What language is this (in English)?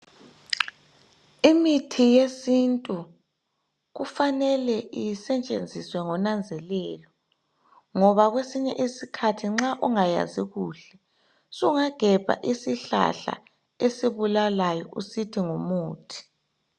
North Ndebele